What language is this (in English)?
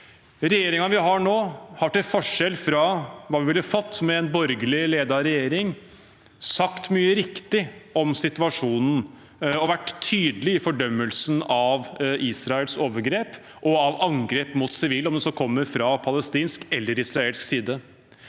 Norwegian